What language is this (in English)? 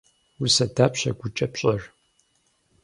Kabardian